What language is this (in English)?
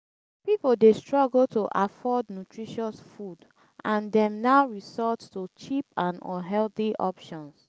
Nigerian Pidgin